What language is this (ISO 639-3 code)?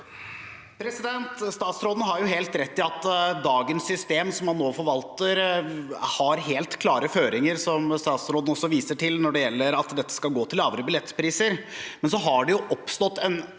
nor